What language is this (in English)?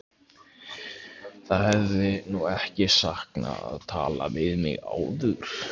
Icelandic